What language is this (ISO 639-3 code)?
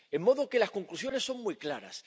spa